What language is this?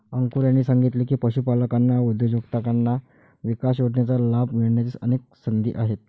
Marathi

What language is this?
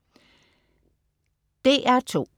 Danish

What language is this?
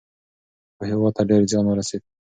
Pashto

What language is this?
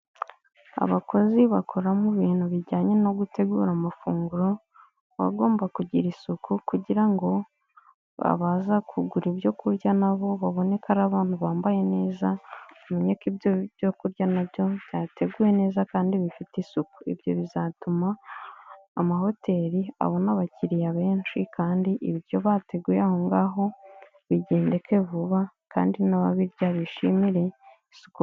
Kinyarwanda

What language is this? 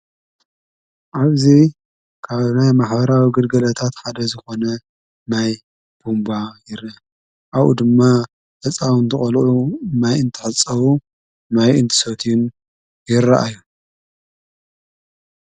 Tigrinya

